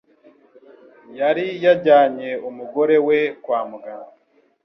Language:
Kinyarwanda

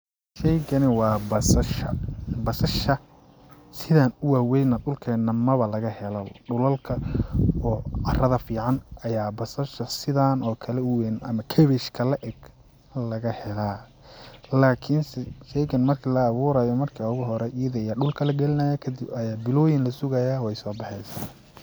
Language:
Somali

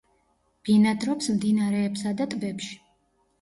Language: Georgian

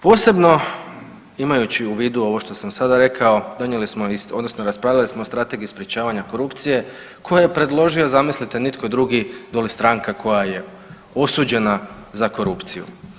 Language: Croatian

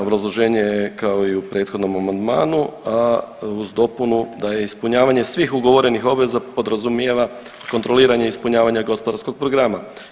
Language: Croatian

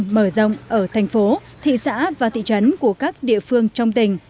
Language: Vietnamese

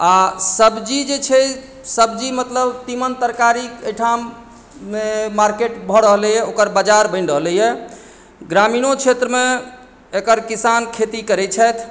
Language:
Maithili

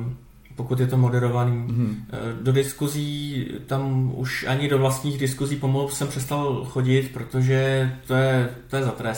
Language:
Czech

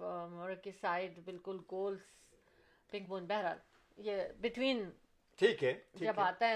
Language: Urdu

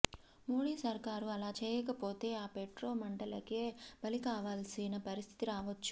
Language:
Telugu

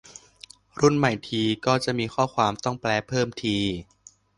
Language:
Thai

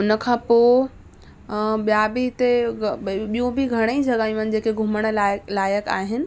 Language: Sindhi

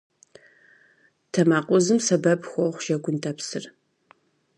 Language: Kabardian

